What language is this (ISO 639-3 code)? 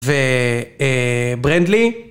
heb